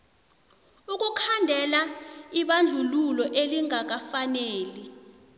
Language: South Ndebele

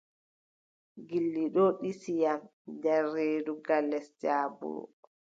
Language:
Adamawa Fulfulde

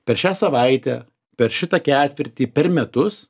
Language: Lithuanian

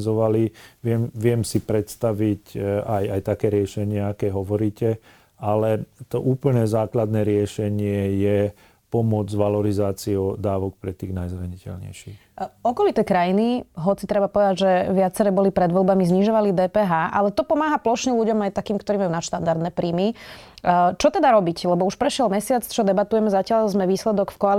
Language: Slovak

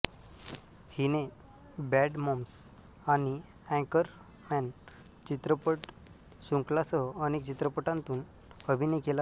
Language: Marathi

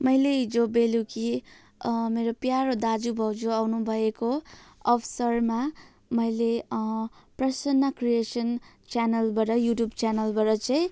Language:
Nepali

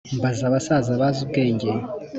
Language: Kinyarwanda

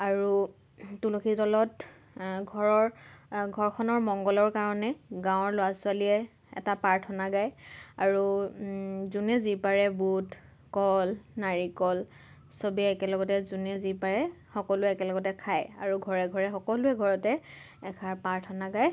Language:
Assamese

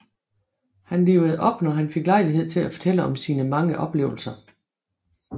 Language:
Danish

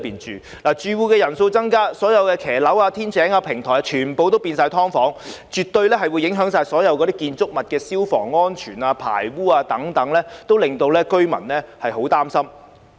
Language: Cantonese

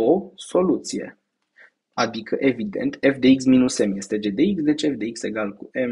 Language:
Romanian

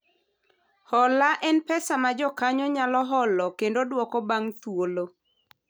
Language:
Luo (Kenya and Tanzania)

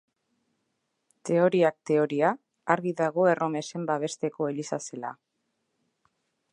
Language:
Basque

